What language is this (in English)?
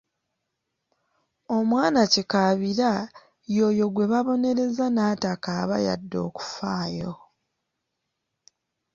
Ganda